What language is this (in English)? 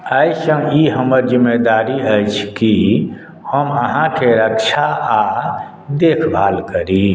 Maithili